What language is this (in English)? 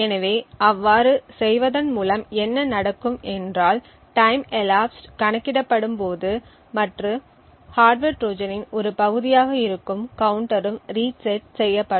Tamil